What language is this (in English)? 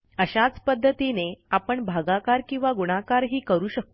Marathi